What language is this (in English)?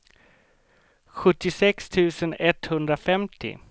Swedish